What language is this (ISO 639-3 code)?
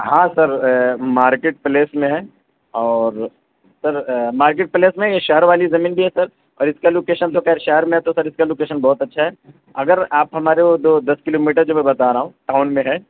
urd